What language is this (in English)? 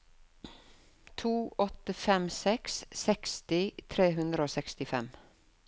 Norwegian